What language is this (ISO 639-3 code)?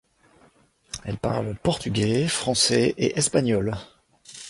fra